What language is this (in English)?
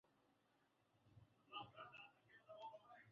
Swahili